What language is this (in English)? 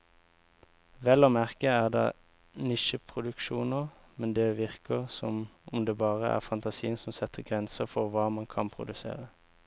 Norwegian